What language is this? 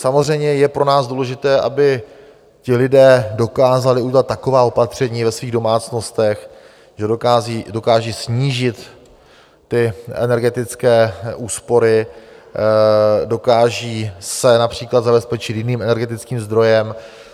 Czech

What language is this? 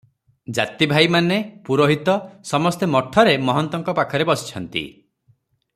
Odia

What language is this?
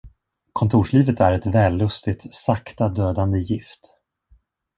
Swedish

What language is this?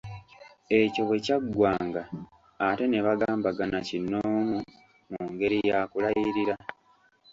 Ganda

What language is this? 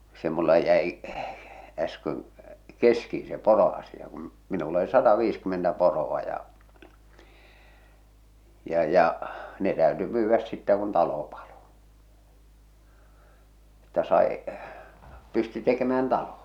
Finnish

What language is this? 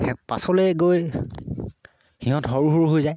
Assamese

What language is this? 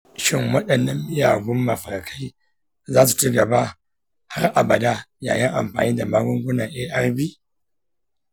Hausa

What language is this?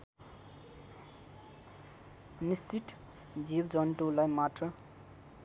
Nepali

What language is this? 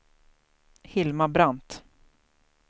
Swedish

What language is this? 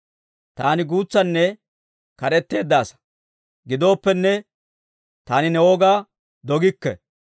Dawro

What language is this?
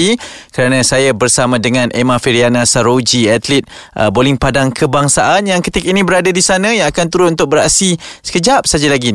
Malay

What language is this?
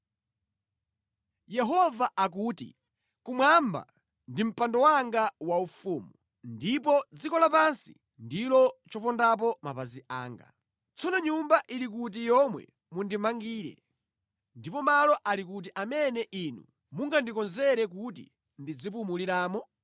Nyanja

